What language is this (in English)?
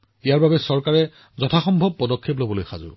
Assamese